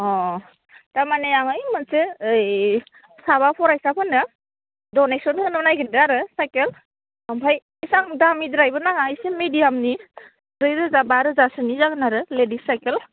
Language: Bodo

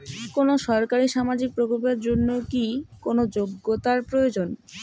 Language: Bangla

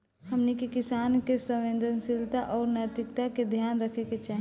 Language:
Bhojpuri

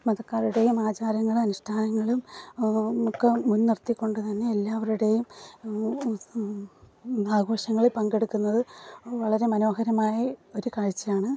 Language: Malayalam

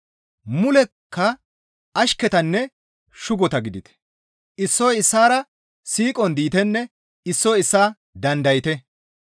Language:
Gamo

